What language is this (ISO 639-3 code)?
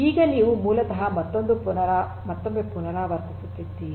kan